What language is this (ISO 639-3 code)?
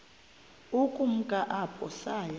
xho